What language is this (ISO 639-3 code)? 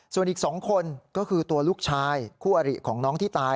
tha